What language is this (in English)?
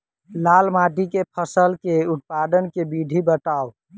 Maithili